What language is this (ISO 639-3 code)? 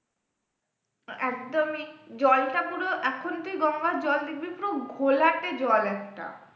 ben